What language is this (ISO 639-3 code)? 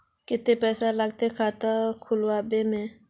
mag